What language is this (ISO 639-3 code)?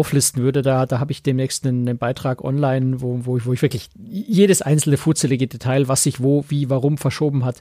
deu